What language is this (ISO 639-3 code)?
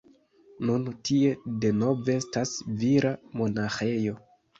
epo